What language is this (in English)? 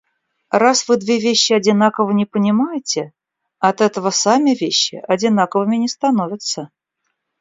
Russian